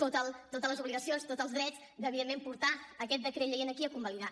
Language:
Catalan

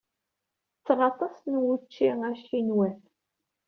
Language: Kabyle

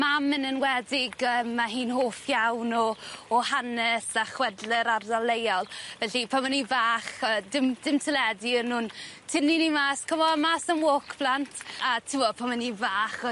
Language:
Welsh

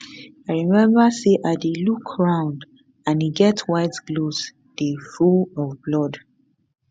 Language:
Nigerian Pidgin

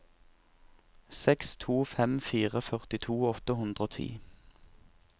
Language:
Norwegian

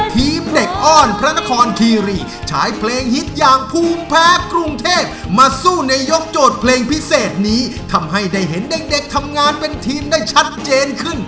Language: Thai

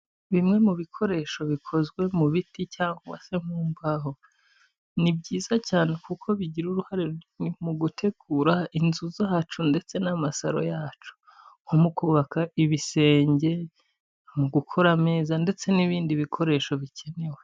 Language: Kinyarwanda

